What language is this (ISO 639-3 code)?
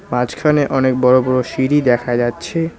ben